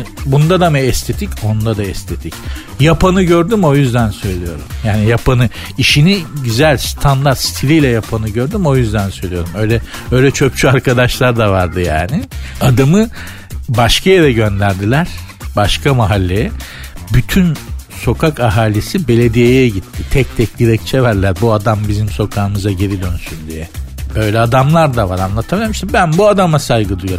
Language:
Turkish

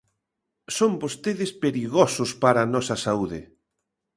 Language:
Galician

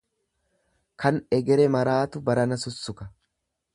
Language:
Oromo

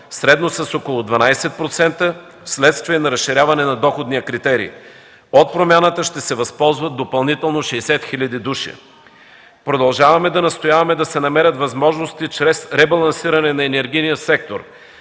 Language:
Bulgarian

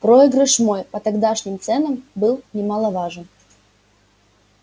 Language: Russian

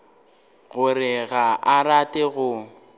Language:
Northern Sotho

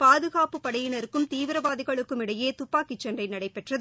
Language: Tamil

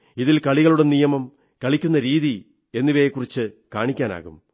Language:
Malayalam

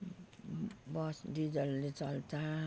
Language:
Nepali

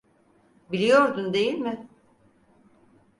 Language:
Turkish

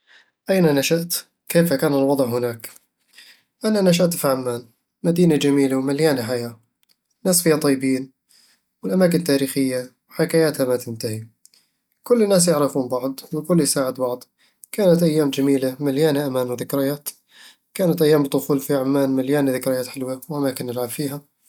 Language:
Eastern Egyptian Bedawi Arabic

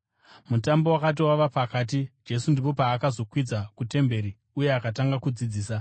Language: Shona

